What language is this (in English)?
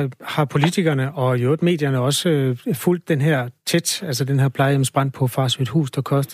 Danish